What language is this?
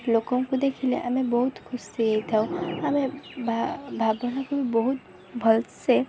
Odia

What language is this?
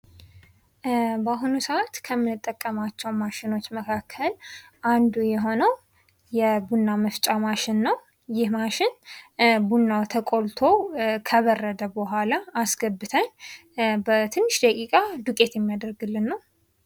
Amharic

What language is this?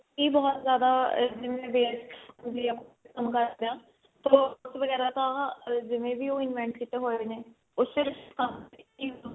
Punjabi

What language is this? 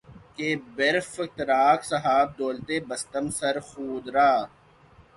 Urdu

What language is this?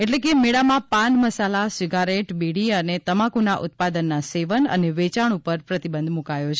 Gujarati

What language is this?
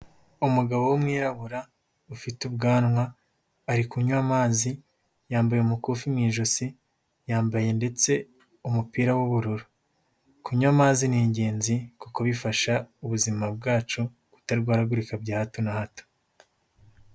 Kinyarwanda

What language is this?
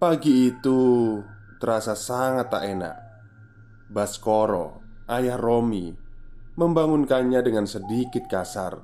Indonesian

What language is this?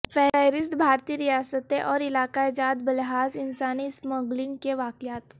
Urdu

